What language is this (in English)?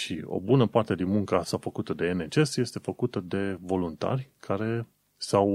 Romanian